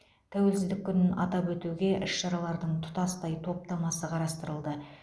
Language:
Kazakh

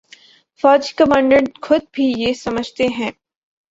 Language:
Urdu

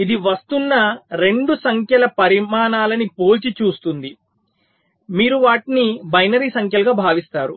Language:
Telugu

